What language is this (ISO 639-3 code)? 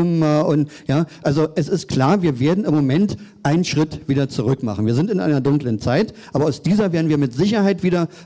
deu